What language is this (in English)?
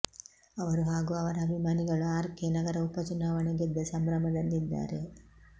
Kannada